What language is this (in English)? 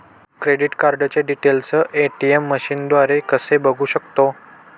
Marathi